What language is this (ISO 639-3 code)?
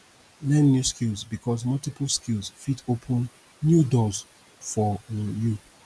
pcm